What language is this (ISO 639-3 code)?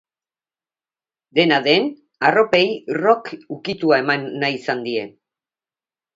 eus